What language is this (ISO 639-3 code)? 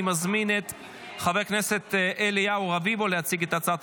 heb